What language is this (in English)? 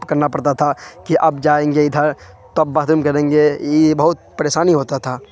Urdu